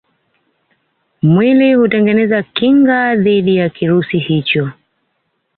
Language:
Swahili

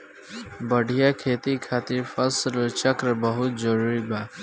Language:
Bhojpuri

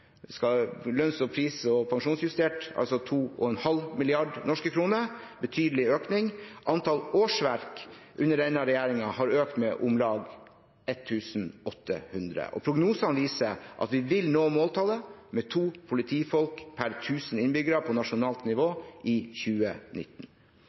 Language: Norwegian Bokmål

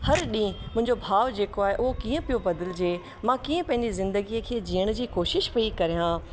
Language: Sindhi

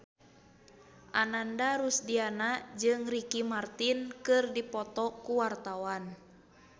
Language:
Sundanese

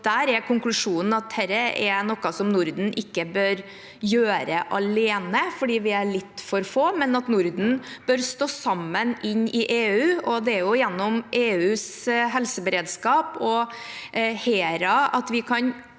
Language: Norwegian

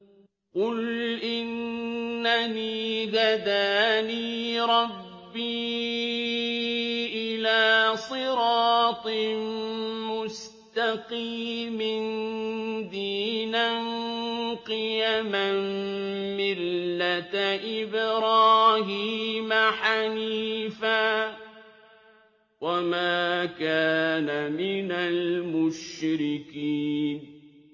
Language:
Arabic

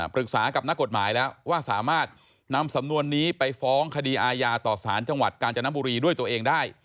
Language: Thai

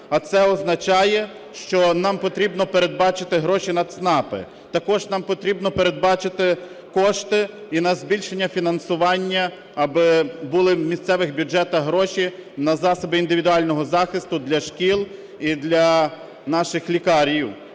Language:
Ukrainian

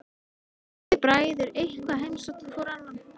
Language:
Icelandic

